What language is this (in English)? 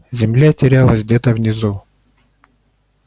Russian